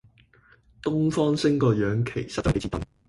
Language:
Cantonese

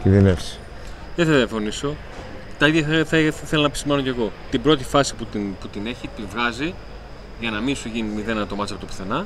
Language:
Greek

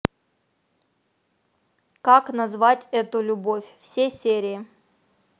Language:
Russian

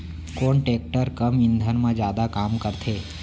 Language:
Chhattisgarhi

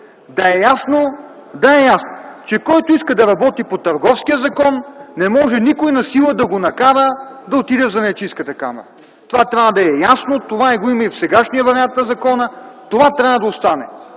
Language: Bulgarian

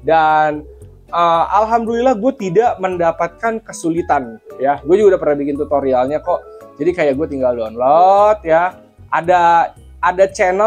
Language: Indonesian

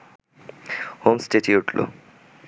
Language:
Bangla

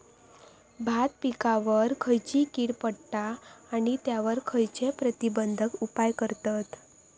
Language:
Marathi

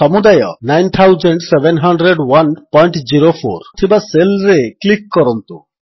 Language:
Odia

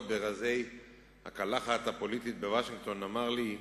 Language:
Hebrew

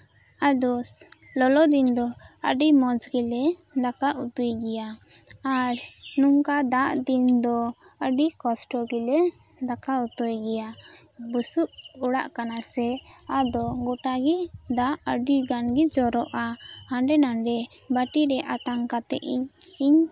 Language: Santali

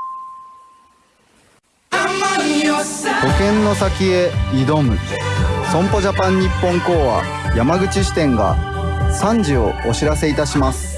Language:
Japanese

